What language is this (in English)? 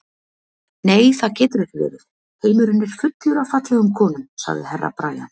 Icelandic